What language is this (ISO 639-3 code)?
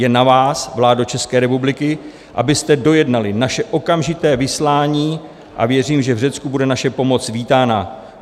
ces